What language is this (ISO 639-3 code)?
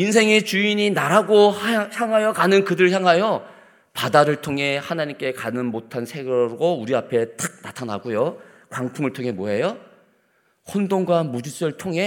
kor